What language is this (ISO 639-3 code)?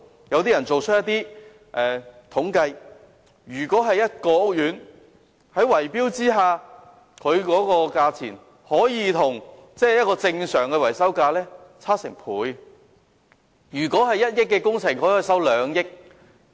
yue